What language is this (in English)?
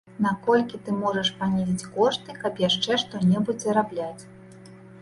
Belarusian